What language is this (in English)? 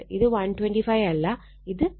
Malayalam